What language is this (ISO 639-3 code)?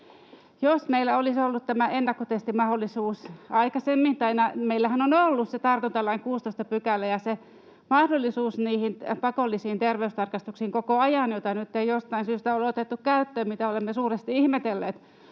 fin